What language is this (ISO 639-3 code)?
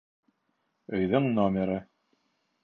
bak